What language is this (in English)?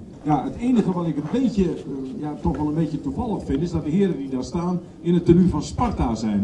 Dutch